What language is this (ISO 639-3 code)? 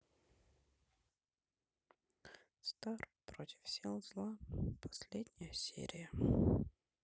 rus